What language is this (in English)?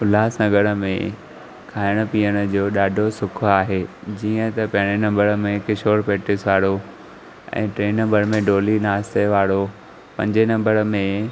Sindhi